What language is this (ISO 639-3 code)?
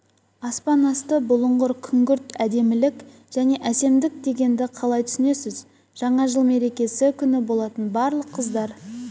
kaz